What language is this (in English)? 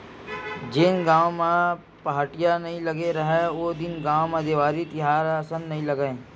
Chhattisgarhi